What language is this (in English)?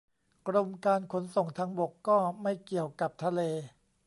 Thai